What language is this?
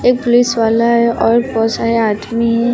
Hindi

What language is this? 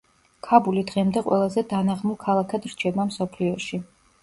Georgian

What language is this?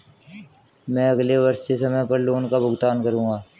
Hindi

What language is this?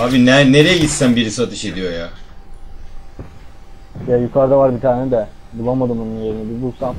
Turkish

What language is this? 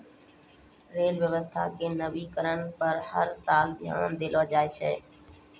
Maithili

